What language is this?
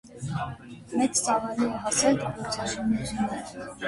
Armenian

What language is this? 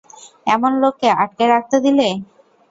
Bangla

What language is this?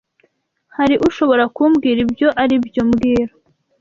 Kinyarwanda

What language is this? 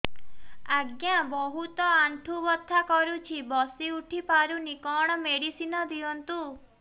Odia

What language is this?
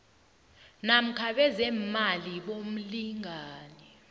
South Ndebele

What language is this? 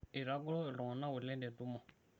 Masai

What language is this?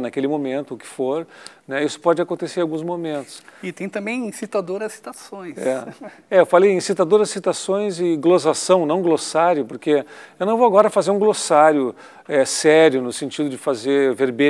Portuguese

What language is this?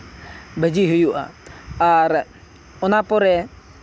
Santali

